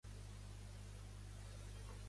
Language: Catalan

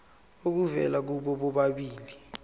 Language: Zulu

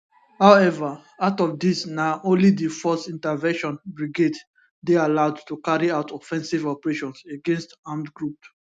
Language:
Nigerian Pidgin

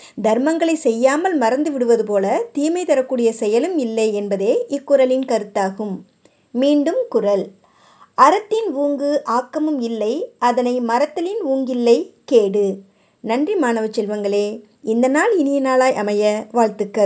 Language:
Tamil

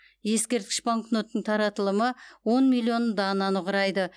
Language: Kazakh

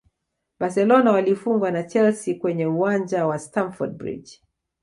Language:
Swahili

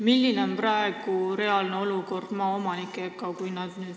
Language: Estonian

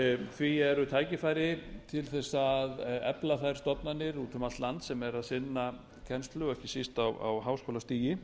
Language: Icelandic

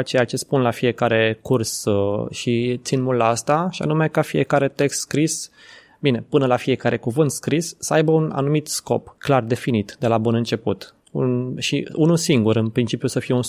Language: Romanian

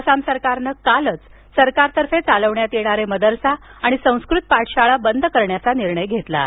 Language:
Marathi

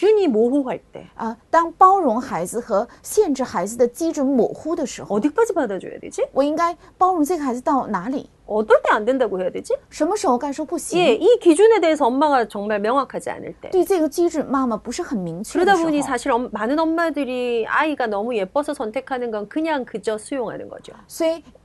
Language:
Korean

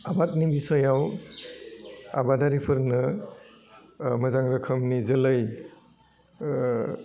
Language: Bodo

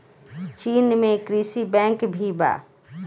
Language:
Bhojpuri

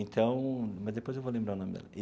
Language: Portuguese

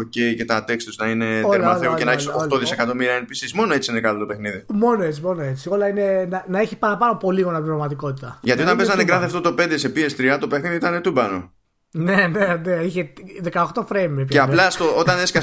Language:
Greek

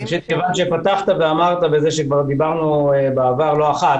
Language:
Hebrew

